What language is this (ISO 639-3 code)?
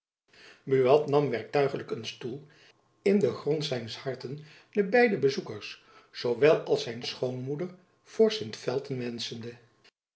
nld